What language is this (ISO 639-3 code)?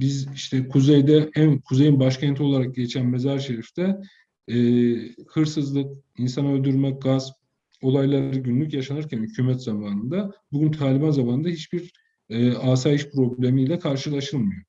tur